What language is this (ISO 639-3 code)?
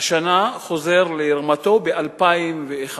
heb